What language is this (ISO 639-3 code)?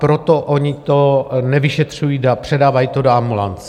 ces